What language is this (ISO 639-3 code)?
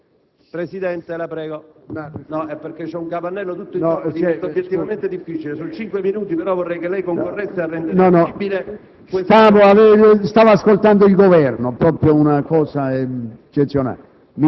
ita